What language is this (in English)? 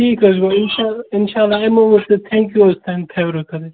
Kashmiri